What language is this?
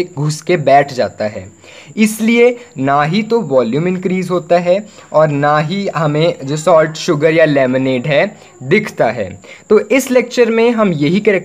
Hindi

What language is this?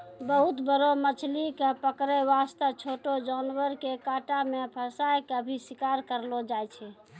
Maithili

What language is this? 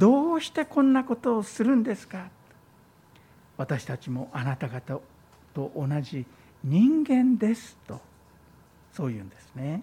Japanese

